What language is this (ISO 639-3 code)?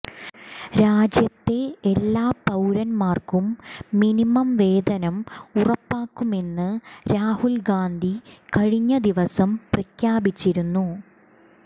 mal